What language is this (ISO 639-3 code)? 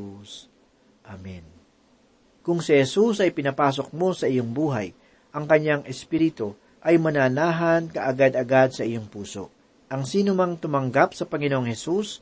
fil